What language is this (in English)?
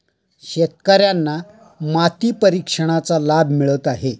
Marathi